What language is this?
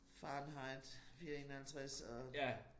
Danish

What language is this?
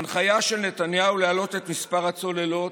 Hebrew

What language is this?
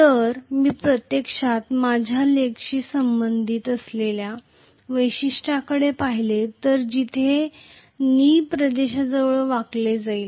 Marathi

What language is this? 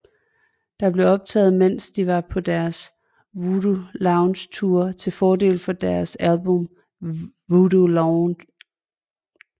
Danish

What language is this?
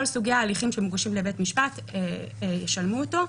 Hebrew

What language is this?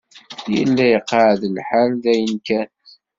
Kabyle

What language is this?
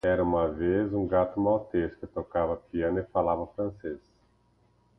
Portuguese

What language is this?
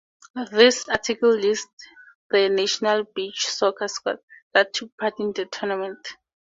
English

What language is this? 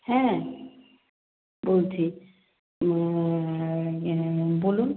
Bangla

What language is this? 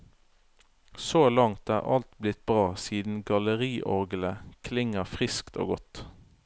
Norwegian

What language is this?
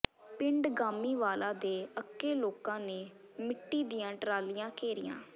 Punjabi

